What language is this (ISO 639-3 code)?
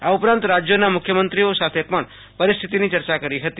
guj